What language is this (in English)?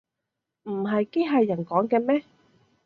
Cantonese